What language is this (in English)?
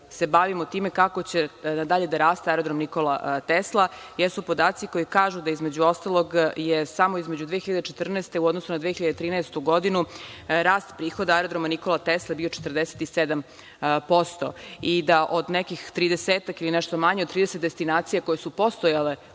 Serbian